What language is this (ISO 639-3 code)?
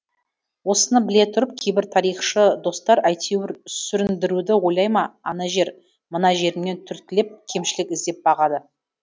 kaz